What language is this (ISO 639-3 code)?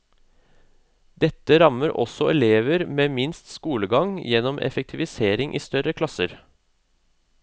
nor